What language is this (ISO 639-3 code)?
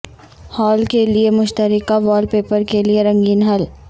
urd